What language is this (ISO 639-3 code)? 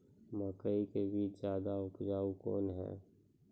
mai